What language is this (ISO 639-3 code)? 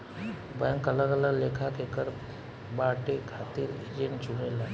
bho